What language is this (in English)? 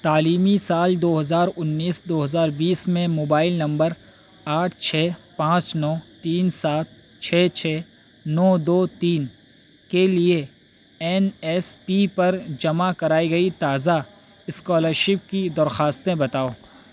Urdu